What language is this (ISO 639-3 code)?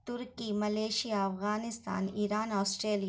urd